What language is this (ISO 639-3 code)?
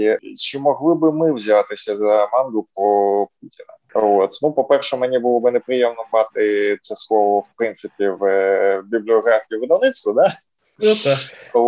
ukr